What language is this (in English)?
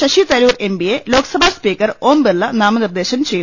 Malayalam